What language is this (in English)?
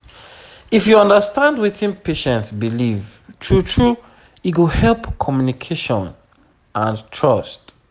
Nigerian Pidgin